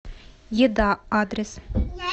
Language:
Russian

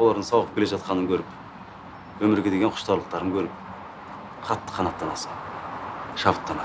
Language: Turkish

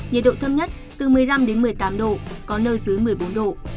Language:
Vietnamese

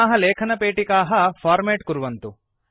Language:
Sanskrit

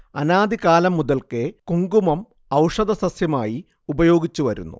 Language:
Malayalam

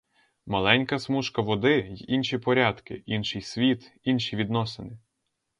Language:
Ukrainian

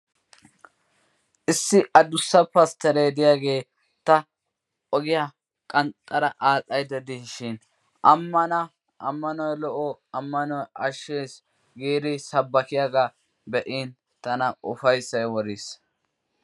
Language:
Wolaytta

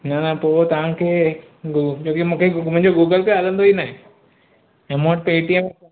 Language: Sindhi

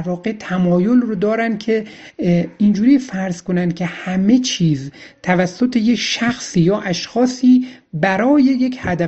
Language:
Persian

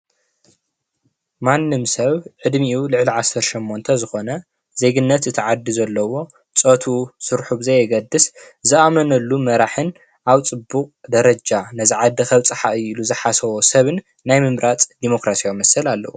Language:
Tigrinya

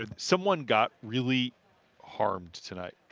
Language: English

